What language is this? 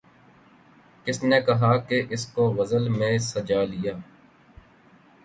Urdu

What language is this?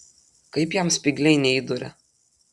Lithuanian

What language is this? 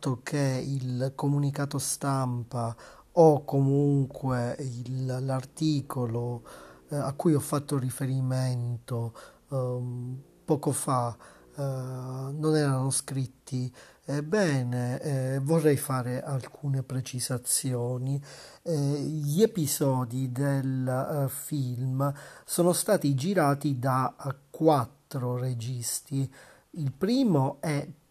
Italian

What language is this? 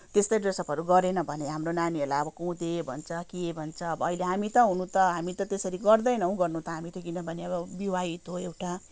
Nepali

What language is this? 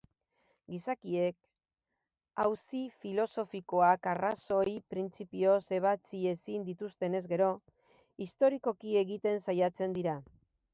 Basque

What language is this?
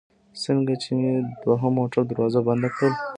Pashto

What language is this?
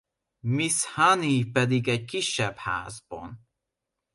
Hungarian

